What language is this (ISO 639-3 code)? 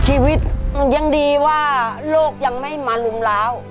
tha